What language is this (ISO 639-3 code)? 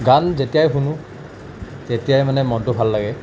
asm